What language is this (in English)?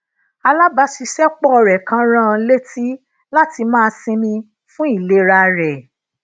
Yoruba